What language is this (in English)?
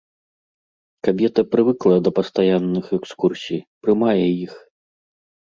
Belarusian